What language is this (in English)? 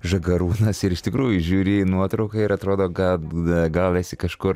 Lithuanian